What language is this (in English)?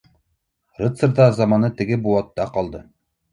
Bashkir